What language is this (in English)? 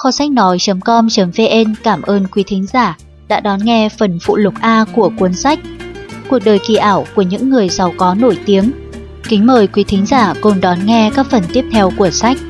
Vietnamese